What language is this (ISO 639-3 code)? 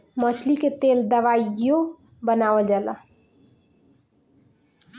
bho